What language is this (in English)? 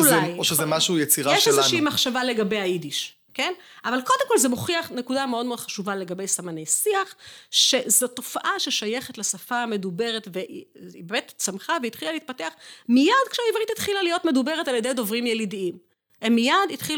Hebrew